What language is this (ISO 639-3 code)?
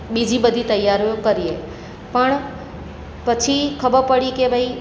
guj